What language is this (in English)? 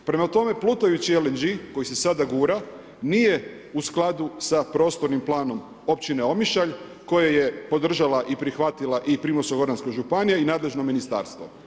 Croatian